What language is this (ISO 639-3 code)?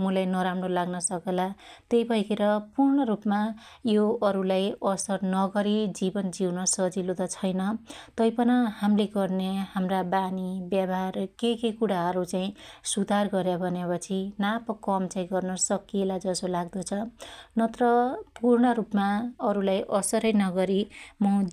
dty